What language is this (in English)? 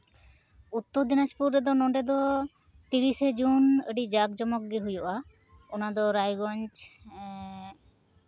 Santali